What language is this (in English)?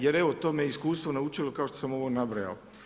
Croatian